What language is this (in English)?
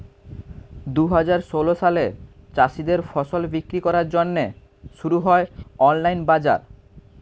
Bangla